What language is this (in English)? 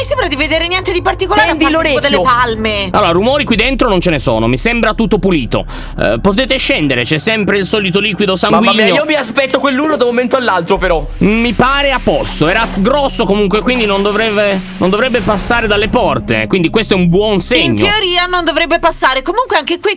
Italian